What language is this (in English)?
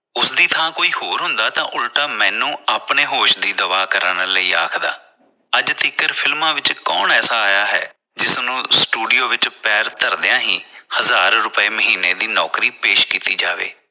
Punjabi